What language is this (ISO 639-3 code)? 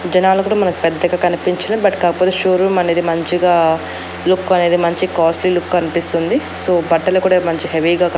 tel